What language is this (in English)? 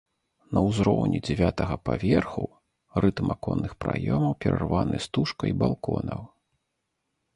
Belarusian